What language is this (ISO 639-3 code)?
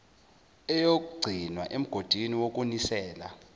zul